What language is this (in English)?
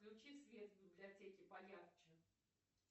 Russian